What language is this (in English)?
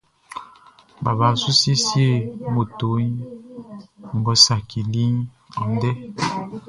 Baoulé